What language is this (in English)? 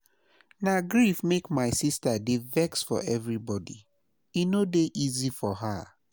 Nigerian Pidgin